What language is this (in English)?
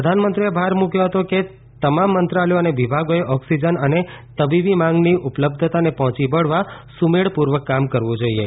Gujarati